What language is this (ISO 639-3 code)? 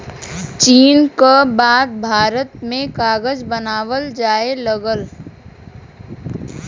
bho